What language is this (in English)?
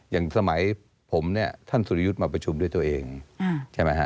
Thai